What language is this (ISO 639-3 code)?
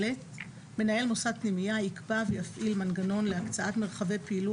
heb